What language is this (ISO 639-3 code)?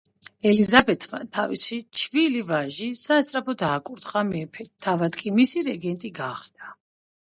kat